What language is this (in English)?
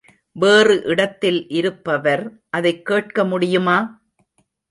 Tamil